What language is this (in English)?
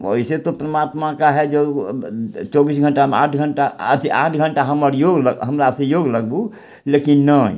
Maithili